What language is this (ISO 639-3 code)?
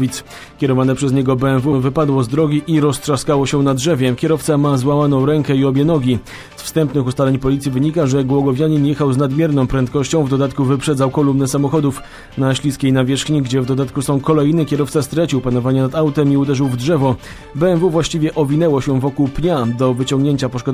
pol